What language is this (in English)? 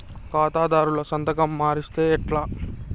Telugu